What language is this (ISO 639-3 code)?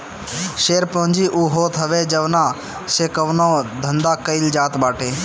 bho